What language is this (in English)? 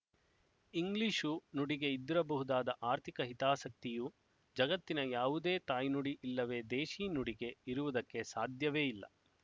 Kannada